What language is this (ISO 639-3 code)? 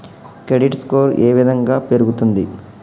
tel